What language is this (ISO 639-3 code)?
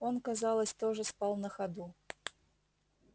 rus